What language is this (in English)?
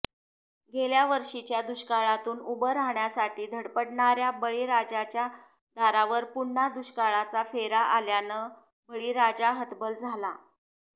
Marathi